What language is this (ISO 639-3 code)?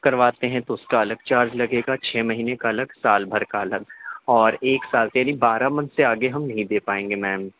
urd